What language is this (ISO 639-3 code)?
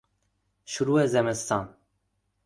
fas